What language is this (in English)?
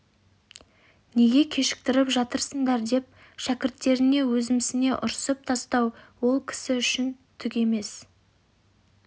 Kazakh